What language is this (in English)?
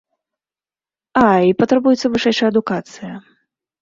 Belarusian